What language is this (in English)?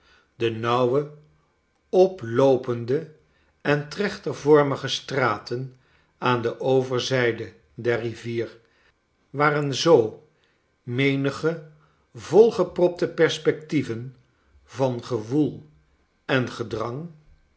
Dutch